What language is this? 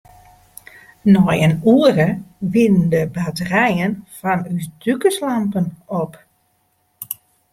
Western Frisian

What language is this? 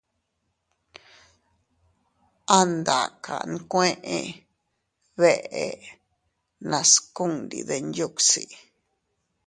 Teutila Cuicatec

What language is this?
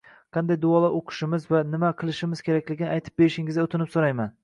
Uzbek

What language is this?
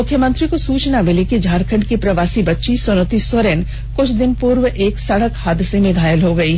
Hindi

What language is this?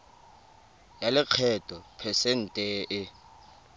Tswana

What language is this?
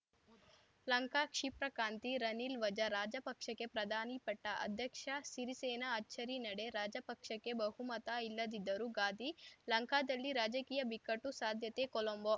Kannada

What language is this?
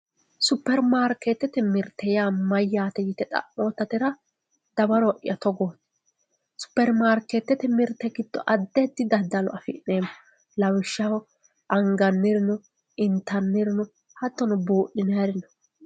Sidamo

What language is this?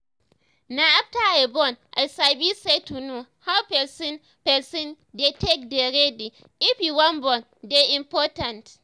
Nigerian Pidgin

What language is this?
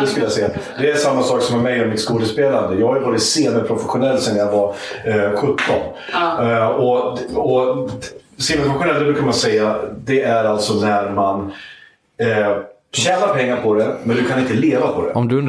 Swedish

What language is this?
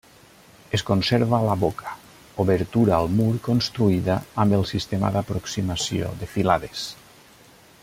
Catalan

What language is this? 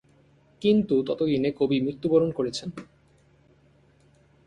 Bangla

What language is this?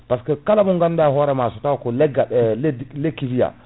Fula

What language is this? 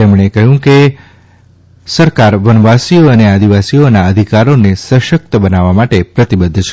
Gujarati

